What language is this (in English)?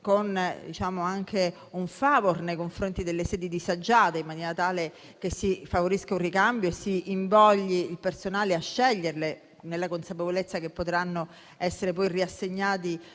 Italian